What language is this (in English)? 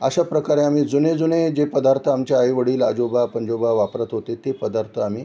Marathi